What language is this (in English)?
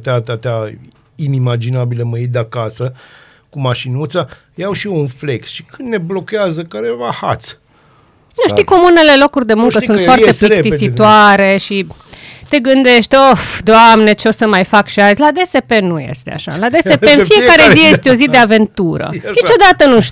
Romanian